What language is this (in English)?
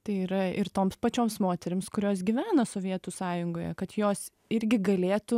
Lithuanian